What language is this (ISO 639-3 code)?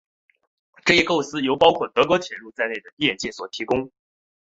zho